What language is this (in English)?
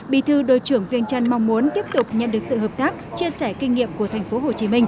Vietnamese